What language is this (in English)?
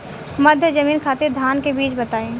Bhojpuri